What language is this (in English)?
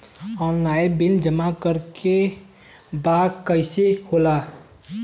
Bhojpuri